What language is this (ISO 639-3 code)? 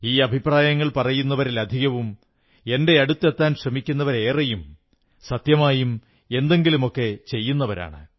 mal